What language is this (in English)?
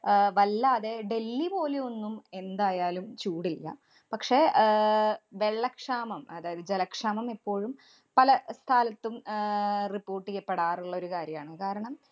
Malayalam